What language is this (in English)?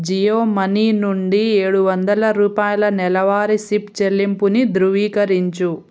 Telugu